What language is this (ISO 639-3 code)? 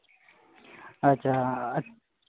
sat